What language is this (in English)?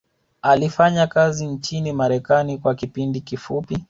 Swahili